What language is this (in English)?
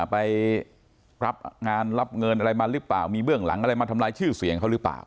Thai